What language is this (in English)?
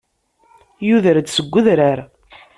Kabyle